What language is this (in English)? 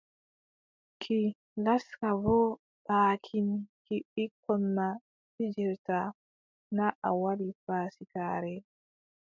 Adamawa Fulfulde